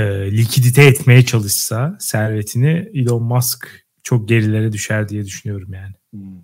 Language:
Turkish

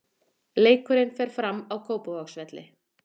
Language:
Icelandic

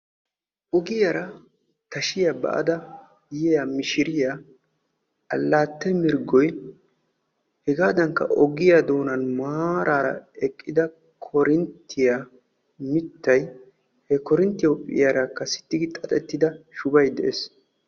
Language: Wolaytta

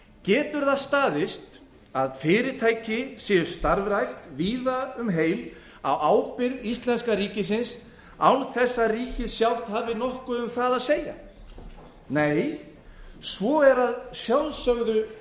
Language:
Icelandic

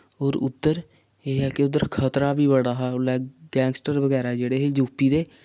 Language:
Dogri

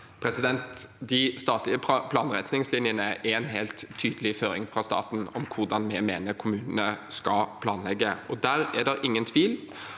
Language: Norwegian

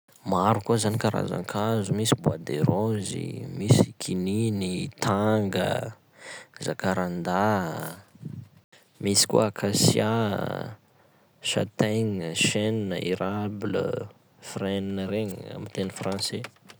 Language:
Sakalava Malagasy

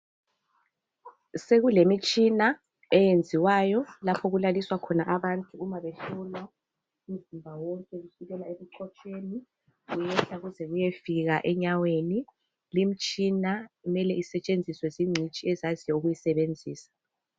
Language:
North Ndebele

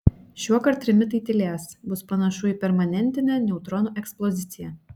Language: Lithuanian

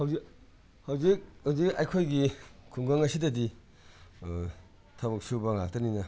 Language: Manipuri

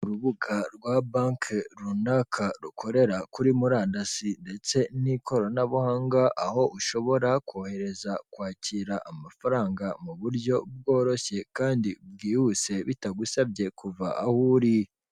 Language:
Kinyarwanda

